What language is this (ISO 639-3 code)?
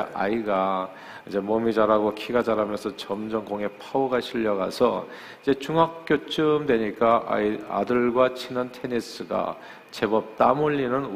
kor